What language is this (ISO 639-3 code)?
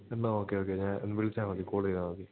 mal